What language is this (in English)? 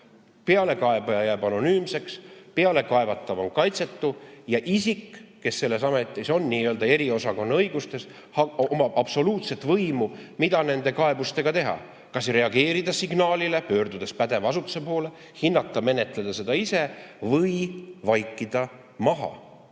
Estonian